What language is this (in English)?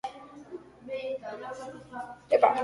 Basque